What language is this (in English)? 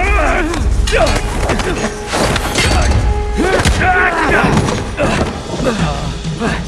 Italian